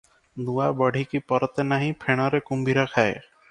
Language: Odia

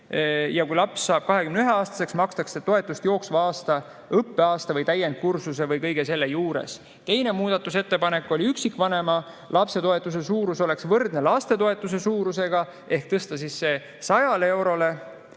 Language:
Estonian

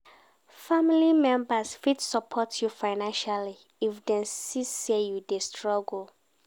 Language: Nigerian Pidgin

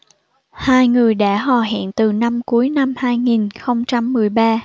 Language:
Vietnamese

